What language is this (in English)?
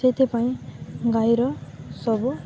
Odia